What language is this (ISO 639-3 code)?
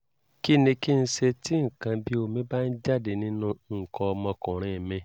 yor